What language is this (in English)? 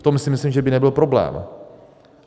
Czech